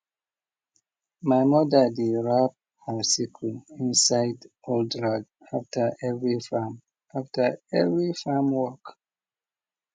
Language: Nigerian Pidgin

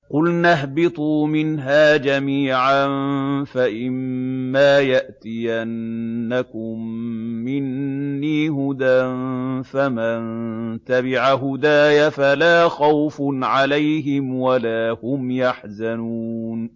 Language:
Arabic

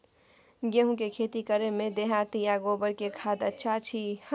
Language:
Maithili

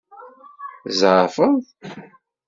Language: Kabyle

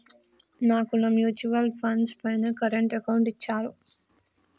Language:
Telugu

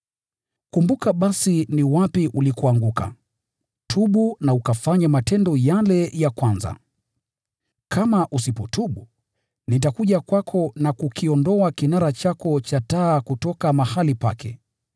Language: Swahili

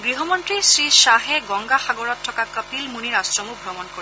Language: Assamese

